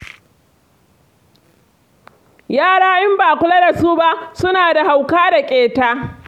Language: Hausa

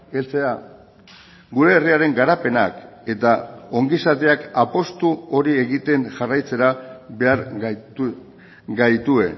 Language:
Basque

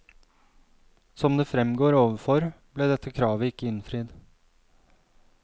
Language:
Norwegian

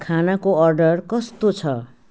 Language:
Nepali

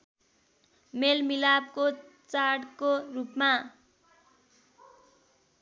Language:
Nepali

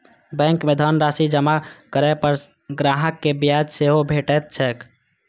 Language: Maithili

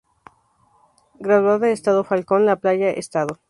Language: Spanish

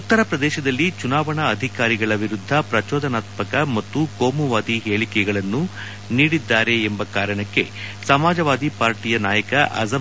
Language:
Kannada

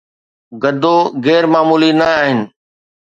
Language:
Sindhi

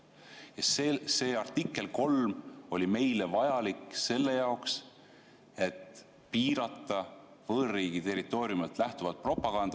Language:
Estonian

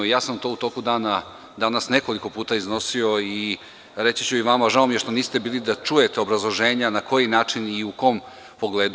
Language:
Serbian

